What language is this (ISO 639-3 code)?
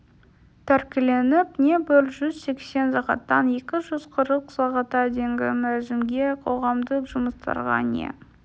kaz